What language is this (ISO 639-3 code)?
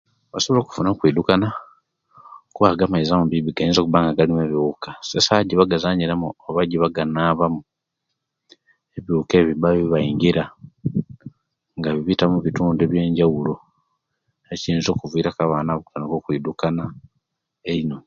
lke